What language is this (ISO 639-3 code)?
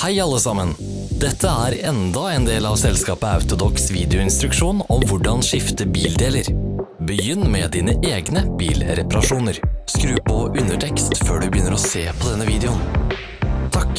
nor